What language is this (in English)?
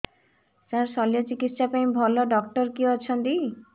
Odia